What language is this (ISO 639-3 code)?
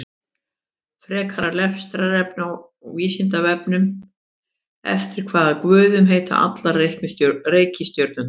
isl